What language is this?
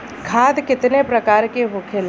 Bhojpuri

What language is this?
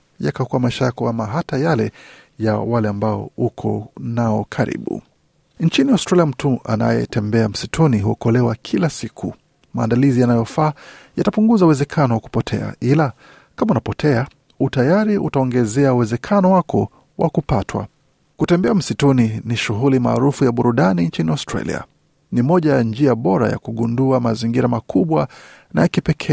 Swahili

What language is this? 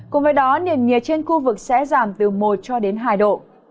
Vietnamese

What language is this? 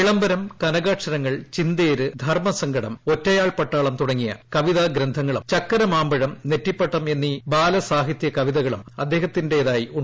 Malayalam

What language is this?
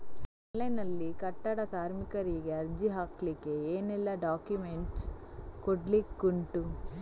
Kannada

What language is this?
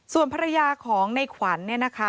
Thai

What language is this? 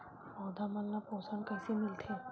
Chhattisgarhi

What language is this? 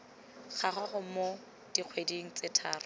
Tswana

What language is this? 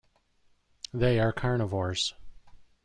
English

